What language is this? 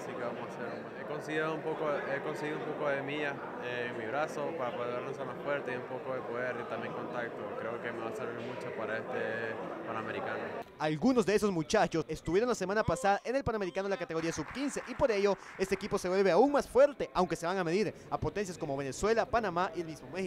Spanish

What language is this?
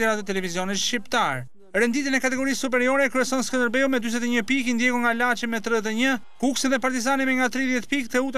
Italian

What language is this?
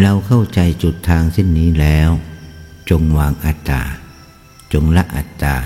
Thai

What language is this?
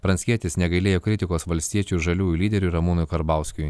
Lithuanian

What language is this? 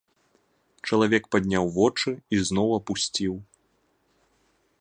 Belarusian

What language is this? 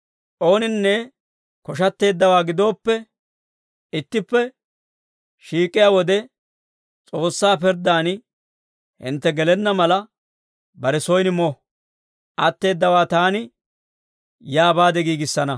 Dawro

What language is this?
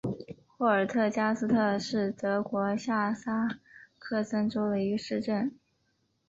Chinese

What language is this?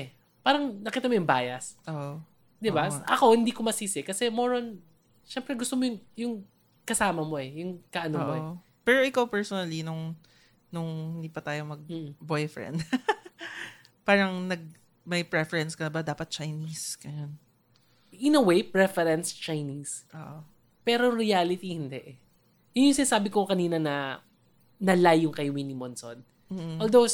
Filipino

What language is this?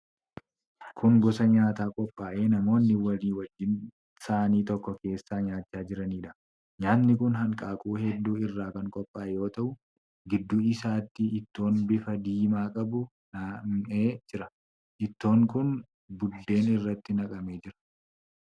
Oromo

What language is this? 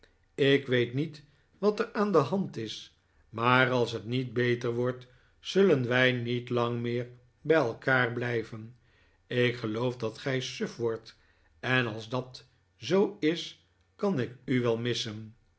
Dutch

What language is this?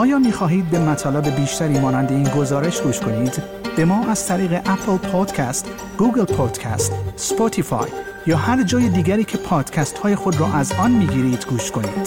Persian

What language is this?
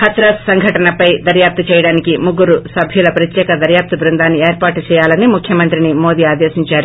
Telugu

